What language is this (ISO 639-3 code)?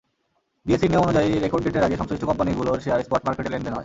ben